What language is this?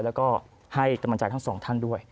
Thai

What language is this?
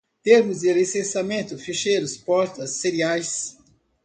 Portuguese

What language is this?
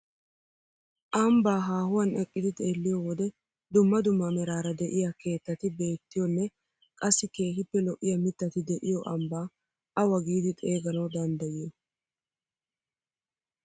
Wolaytta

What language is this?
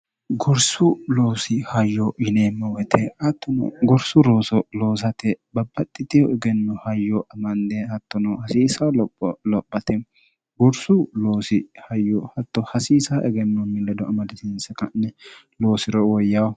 Sidamo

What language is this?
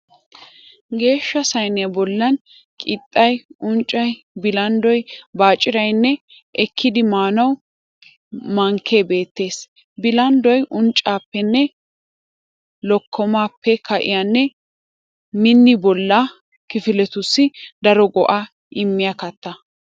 Wolaytta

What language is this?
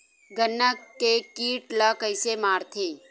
Chhattisgarhi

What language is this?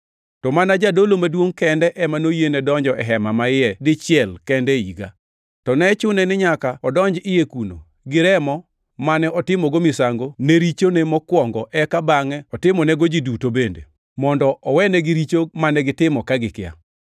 Luo (Kenya and Tanzania)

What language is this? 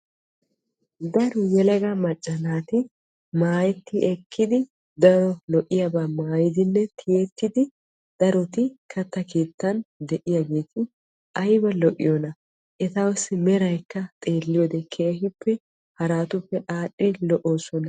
Wolaytta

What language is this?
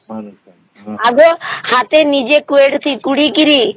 Odia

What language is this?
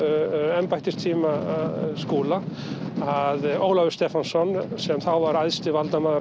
Icelandic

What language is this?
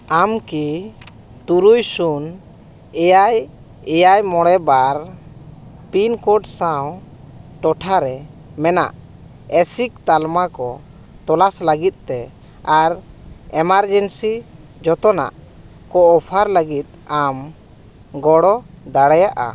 Santali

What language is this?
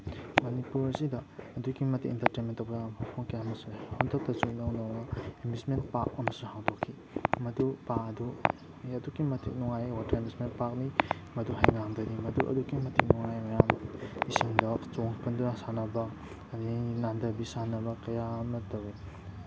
Manipuri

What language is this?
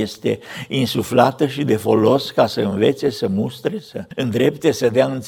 Romanian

